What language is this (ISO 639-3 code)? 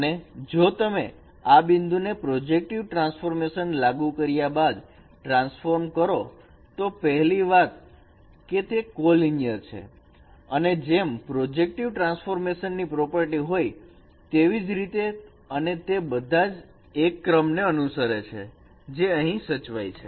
guj